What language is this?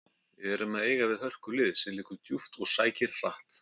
Icelandic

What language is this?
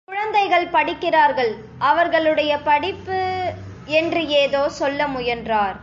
Tamil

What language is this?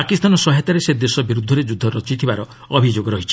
Odia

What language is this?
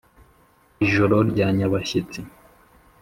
Kinyarwanda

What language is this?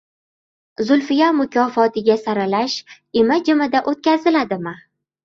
Uzbek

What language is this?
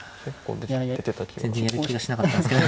Japanese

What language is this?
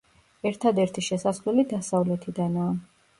Georgian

